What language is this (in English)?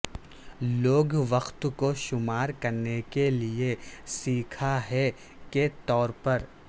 Urdu